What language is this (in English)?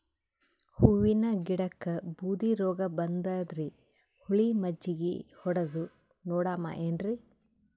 Kannada